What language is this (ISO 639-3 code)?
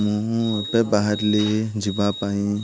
ori